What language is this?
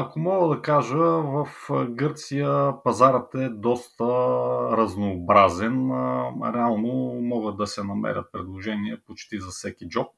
Bulgarian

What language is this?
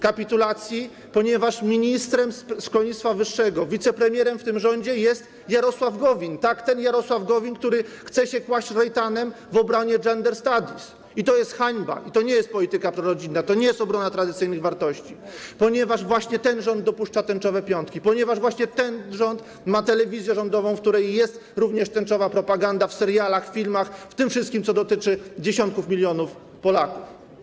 Polish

